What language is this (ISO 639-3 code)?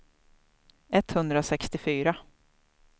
swe